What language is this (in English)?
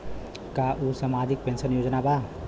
Bhojpuri